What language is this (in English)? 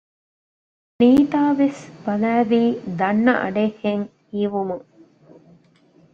Divehi